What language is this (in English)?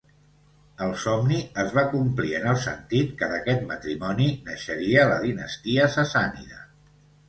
Catalan